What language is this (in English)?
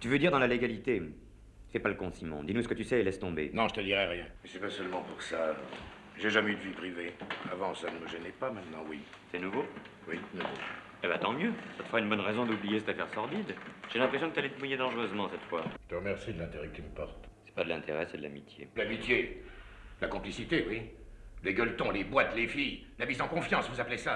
French